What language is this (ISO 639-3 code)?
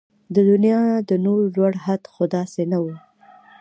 pus